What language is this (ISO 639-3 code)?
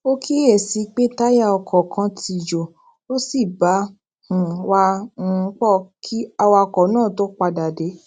yor